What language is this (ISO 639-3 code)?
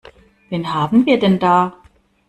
deu